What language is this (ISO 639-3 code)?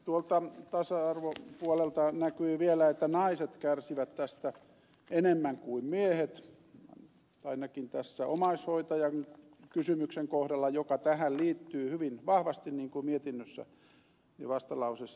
fin